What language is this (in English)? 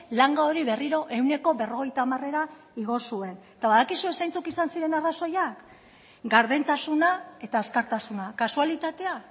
Basque